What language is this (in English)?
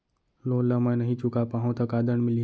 Chhattisgarhi